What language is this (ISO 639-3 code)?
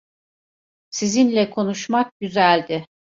tur